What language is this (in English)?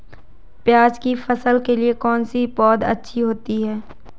Hindi